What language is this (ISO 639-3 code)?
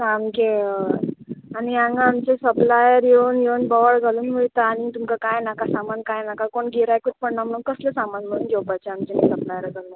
kok